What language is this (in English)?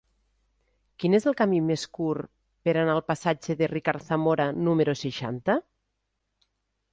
Catalan